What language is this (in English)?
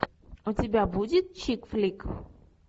Russian